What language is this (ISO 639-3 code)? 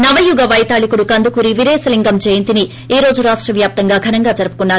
tel